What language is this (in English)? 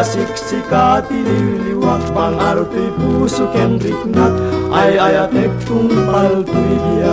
Filipino